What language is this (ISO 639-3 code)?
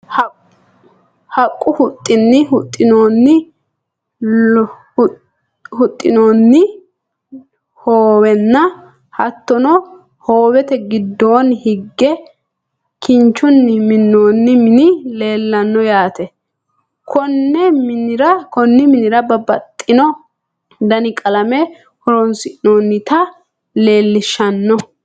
sid